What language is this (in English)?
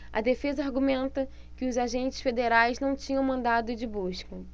Portuguese